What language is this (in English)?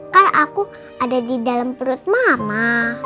Indonesian